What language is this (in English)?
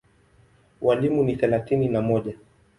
Swahili